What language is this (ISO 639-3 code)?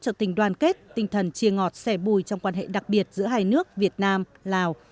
vie